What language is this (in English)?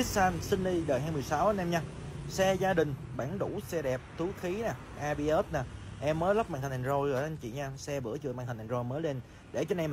Vietnamese